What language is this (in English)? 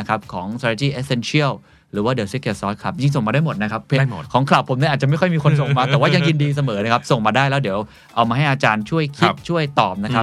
Thai